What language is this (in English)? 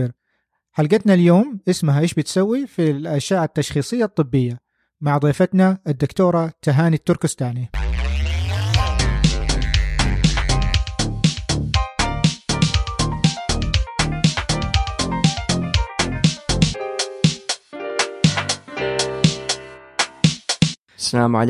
Arabic